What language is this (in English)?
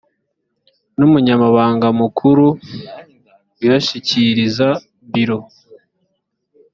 Kinyarwanda